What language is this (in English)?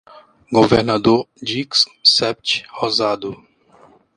Portuguese